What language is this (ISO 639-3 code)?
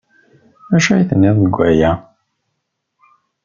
kab